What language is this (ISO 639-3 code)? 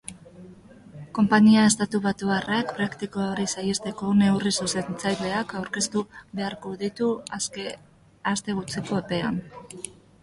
eus